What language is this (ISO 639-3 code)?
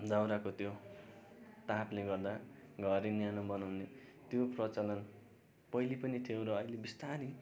nep